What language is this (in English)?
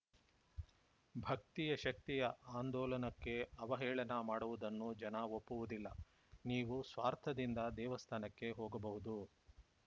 Kannada